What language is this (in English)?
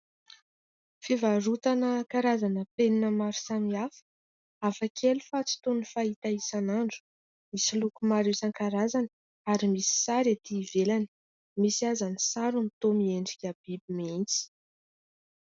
Malagasy